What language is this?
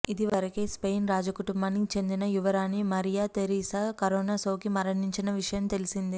Telugu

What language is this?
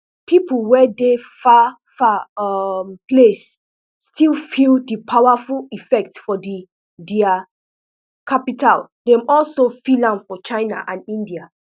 Nigerian Pidgin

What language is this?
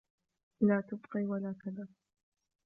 Arabic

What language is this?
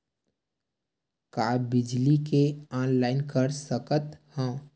Chhattisgarhi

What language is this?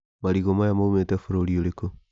Kikuyu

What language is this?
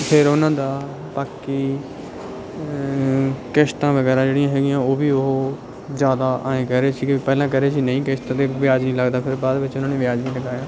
Punjabi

